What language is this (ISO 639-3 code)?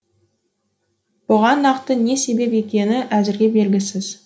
kaz